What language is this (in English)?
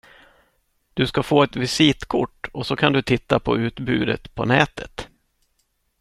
Swedish